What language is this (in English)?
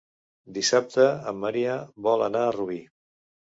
Catalan